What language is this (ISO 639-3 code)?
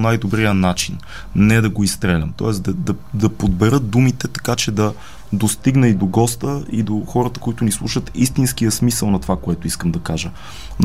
bul